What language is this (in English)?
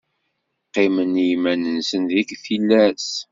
Kabyle